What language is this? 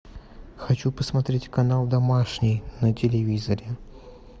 Russian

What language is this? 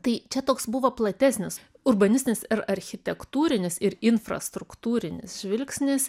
Lithuanian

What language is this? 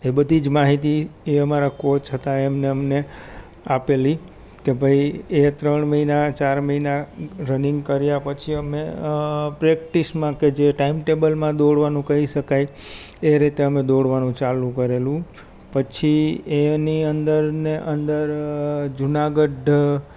Gujarati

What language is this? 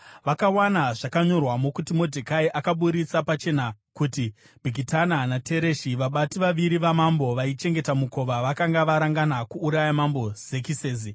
Shona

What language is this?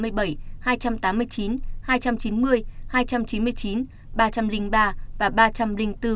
Vietnamese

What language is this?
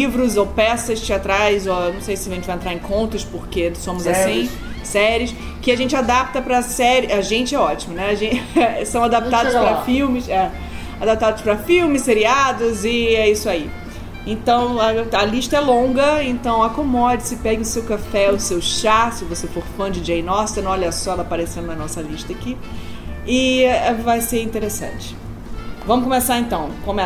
Portuguese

